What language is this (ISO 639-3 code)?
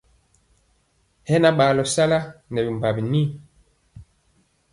mcx